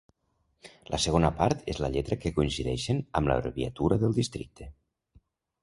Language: Catalan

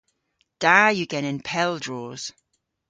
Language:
Cornish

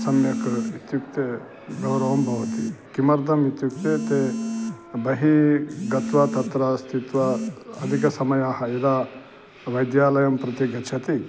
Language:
Sanskrit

